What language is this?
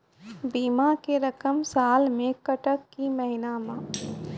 Maithili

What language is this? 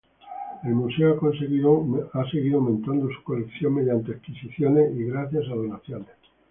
Spanish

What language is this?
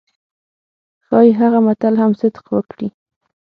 Pashto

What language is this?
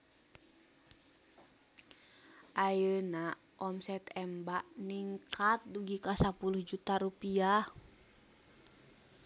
Sundanese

